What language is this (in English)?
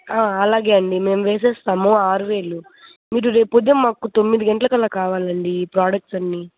Telugu